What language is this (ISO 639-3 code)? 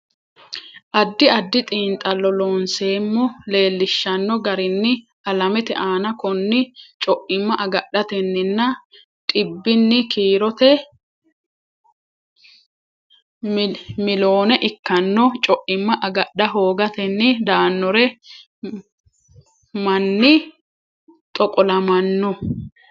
sid